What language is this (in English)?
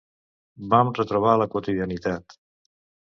Catalan